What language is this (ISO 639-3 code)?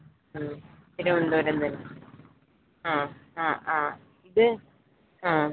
mal